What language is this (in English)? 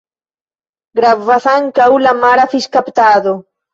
Esperanto